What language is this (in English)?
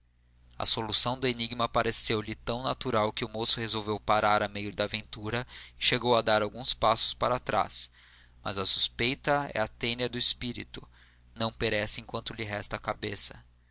Portuguese